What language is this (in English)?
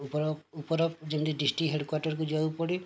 Odia